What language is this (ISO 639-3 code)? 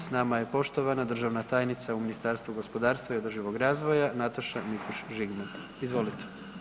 hrv